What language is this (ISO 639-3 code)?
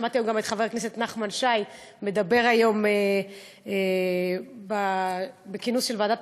heb